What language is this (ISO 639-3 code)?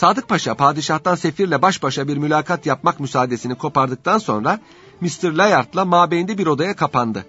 tur